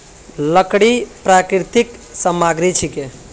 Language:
Magahi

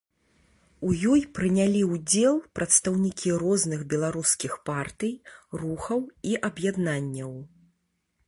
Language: Belarusian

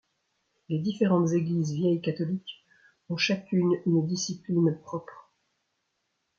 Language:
French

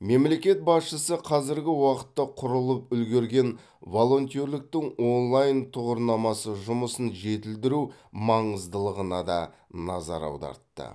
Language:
Kazakh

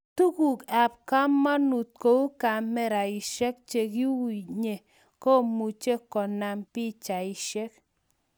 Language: Kalenjin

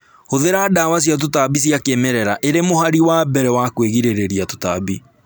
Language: Kikuyu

